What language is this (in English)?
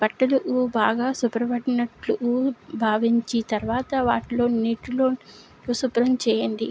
Telugu